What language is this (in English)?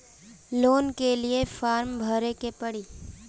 Bhojpuri